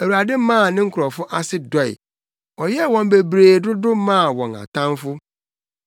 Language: Akan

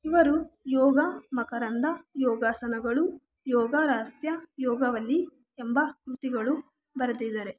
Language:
Kannada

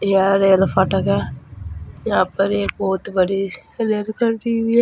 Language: Hindi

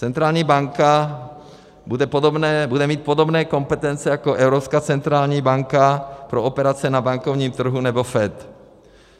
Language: Czech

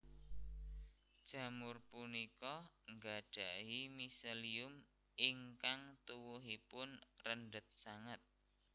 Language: Javanese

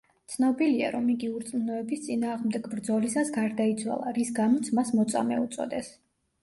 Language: Georgian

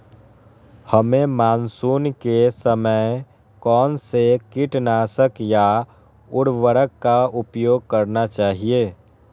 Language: Magahi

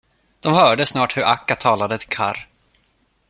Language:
Swedish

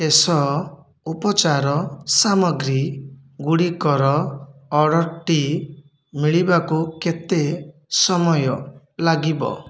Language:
Odia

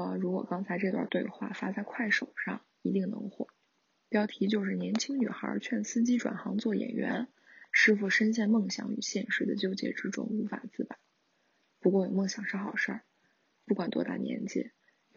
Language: Chinese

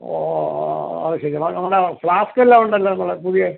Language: Malayalam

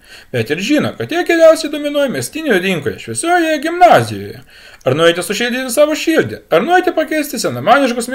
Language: Lithuanian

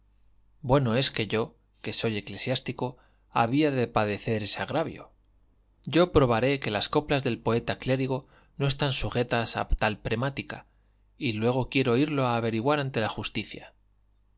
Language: Spanish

